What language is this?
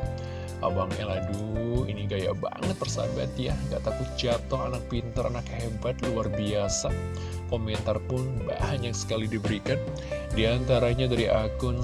Indonesian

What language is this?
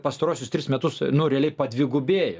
Lithuanian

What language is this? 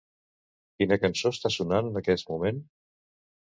Catalan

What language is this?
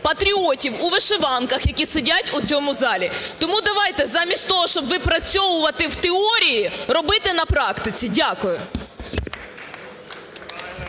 Ukrainian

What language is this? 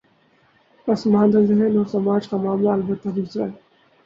Urdu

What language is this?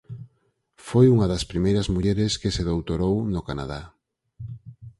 Galician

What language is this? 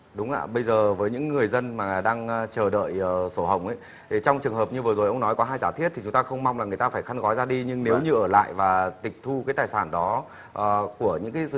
Vietnamese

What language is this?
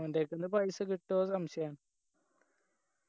Malayalam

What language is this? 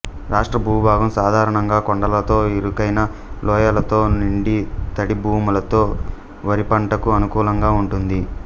Telugu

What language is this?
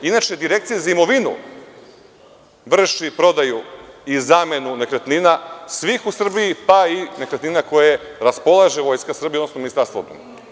Serbian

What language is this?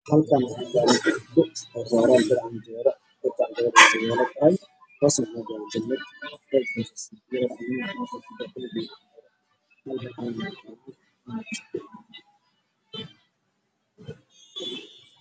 Somali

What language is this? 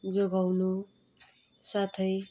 Nepali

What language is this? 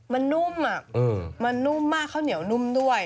Thai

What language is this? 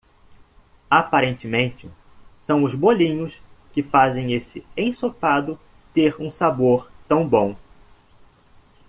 Portuguese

